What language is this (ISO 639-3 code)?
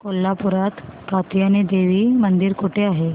mar